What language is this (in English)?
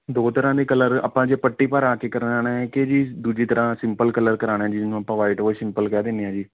Punjabi